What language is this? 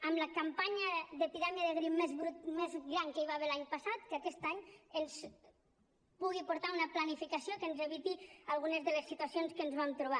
Catalan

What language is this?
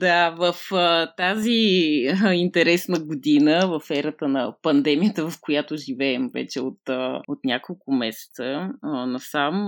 Bulgarian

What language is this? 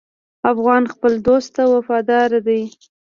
Pashto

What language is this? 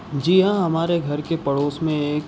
Urdu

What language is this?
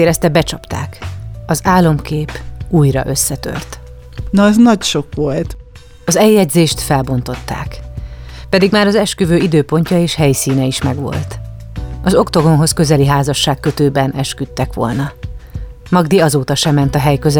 Hungarian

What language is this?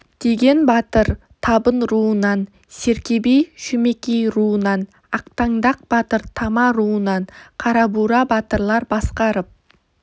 Kazakh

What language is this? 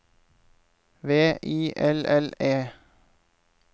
Norwegian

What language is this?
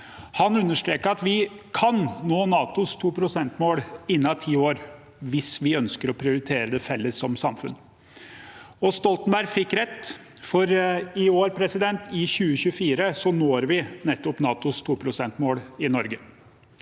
Norwegian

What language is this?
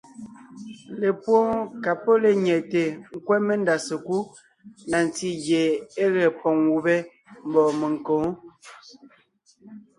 Ngiemboon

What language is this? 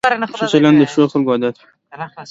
Pashto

